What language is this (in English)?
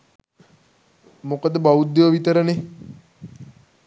Sinhala